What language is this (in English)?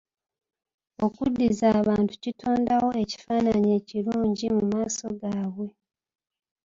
Ganda